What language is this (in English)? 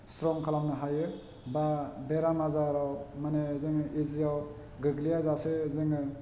Bodo